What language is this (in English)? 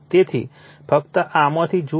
Gujarati